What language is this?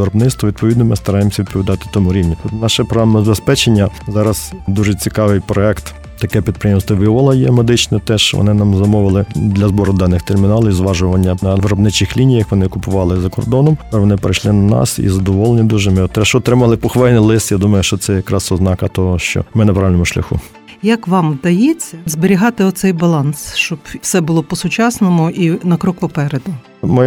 Ukrainian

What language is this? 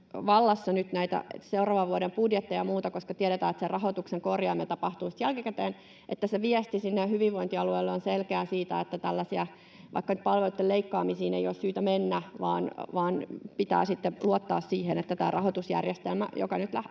Finnish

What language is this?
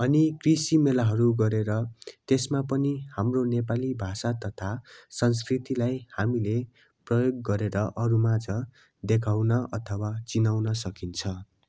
Nepali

